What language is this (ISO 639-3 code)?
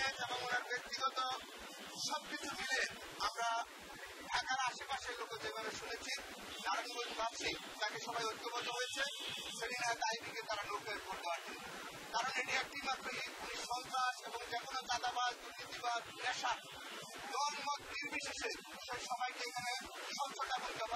ara